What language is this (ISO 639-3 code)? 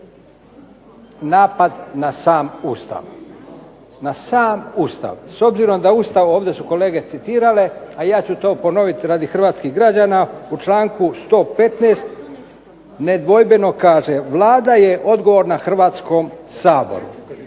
hrv